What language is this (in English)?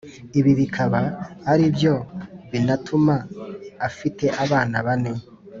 Kinyarwanda